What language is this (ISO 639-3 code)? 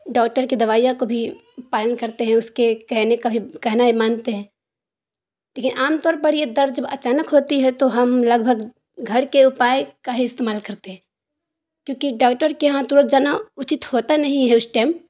urd